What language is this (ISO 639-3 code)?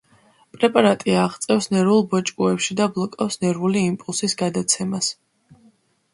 kat